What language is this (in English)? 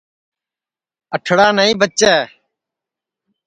Sansi